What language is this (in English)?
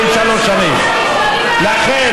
Hebrew